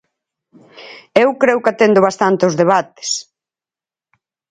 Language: Galician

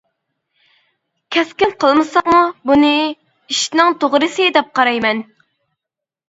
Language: Uyghur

